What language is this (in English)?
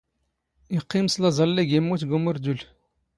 Standard Moroccan Tamazight